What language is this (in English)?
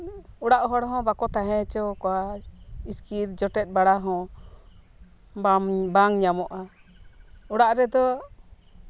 Santali